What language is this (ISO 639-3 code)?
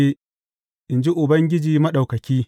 hau